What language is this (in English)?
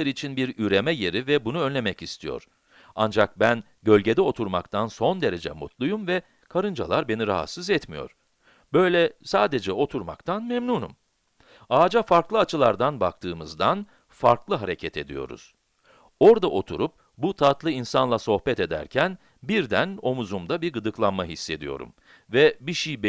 Turkish